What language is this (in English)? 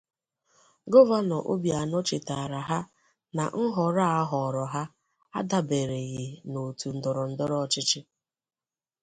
Igbo